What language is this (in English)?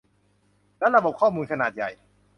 Thai